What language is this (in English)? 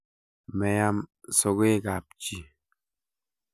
Kalenjin